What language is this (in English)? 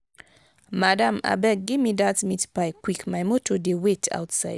Nigerian Pidgin